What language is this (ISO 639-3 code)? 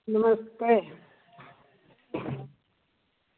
doi